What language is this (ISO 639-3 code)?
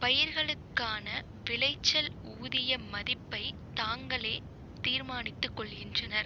tam